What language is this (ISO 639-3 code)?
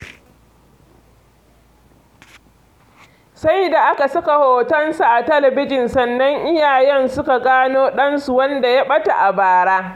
hau